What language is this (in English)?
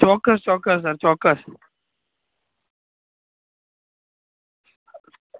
Gujarati